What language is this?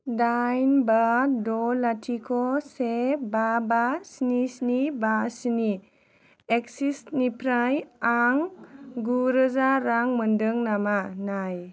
Bodo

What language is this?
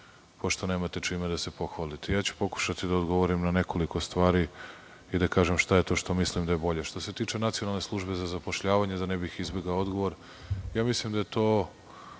Serbian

